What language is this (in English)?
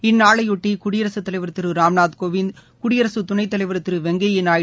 Tamil